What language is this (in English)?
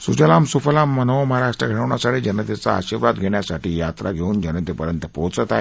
Marathi